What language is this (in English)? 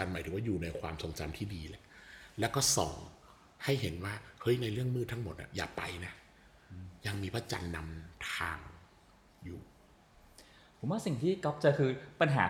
Thai